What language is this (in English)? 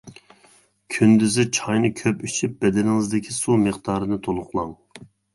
Uyghur